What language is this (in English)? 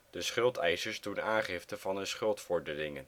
Dutch